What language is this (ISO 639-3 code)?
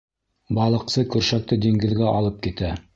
bak